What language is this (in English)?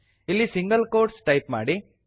Kannada